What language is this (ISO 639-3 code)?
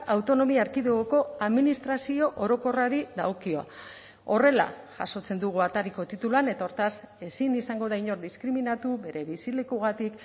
eus